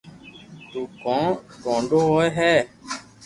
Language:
Loarki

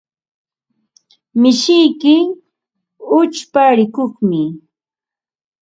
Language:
Ambo-Pasco Quechua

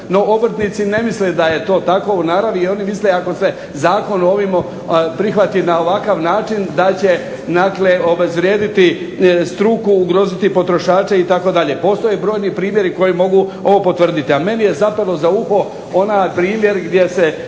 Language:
Croatian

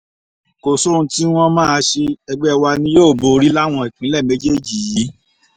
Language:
Yoruba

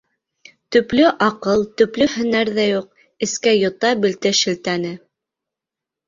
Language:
Bashkir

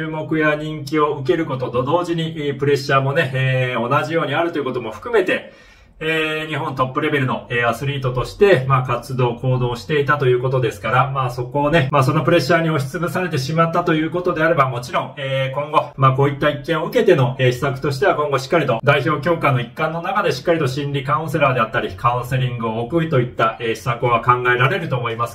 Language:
Japanese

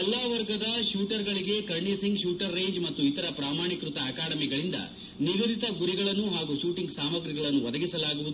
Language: Kannada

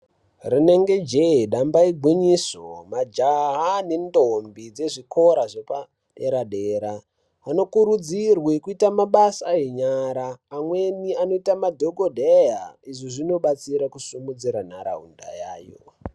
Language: Ndau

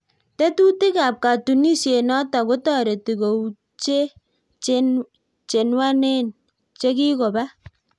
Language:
Kalenjin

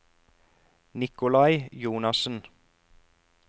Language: Norwegian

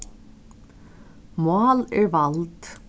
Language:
Faroese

